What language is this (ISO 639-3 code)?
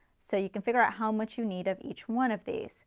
eng